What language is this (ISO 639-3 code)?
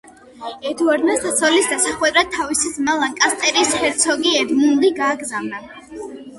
kat